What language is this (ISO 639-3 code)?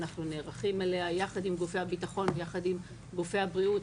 heb